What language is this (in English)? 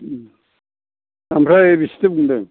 Bodo